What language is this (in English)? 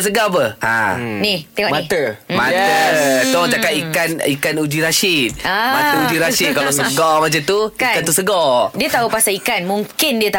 Malay